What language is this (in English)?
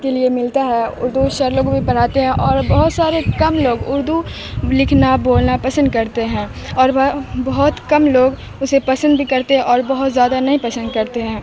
Urdu